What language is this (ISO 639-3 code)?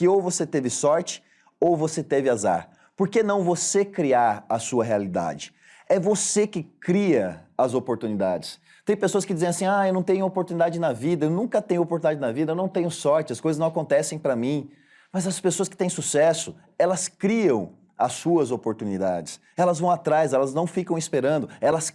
por